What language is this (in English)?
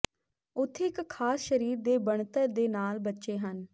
Punjabi